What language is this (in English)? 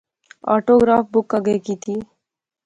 Pahari-Potwari